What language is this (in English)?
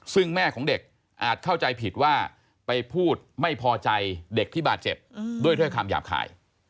Thai